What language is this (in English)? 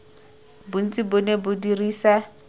Tswana